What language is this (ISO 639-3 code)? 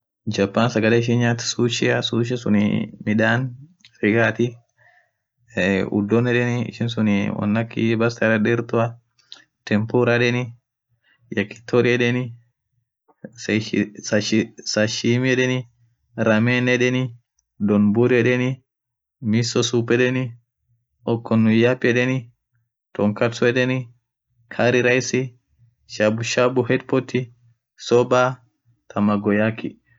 orc